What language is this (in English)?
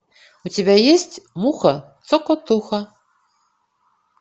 Russian